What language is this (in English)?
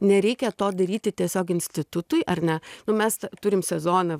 Lithuanian